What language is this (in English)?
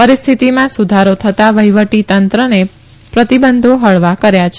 Gujarati